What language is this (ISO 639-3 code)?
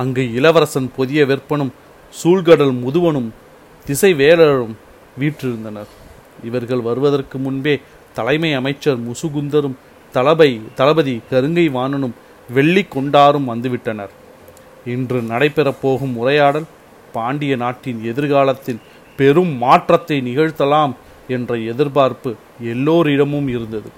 tam